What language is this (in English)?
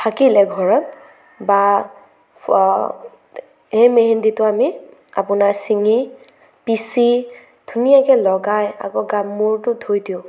Assamese